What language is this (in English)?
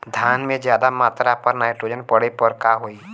Bhojpuri